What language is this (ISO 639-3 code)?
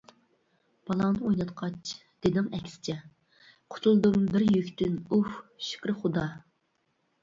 uig